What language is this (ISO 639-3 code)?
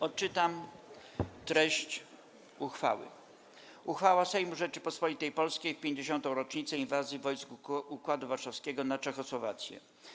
pol